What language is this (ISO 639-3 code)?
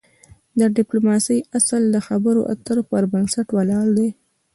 pus